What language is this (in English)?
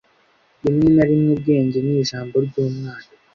Kinyarwanda